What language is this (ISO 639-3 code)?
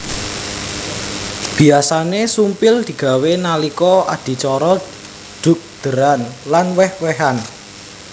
jav